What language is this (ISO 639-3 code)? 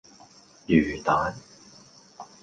yue